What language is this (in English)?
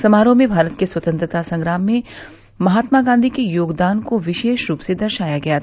Hindi